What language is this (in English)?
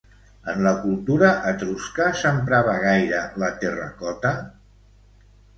Catalan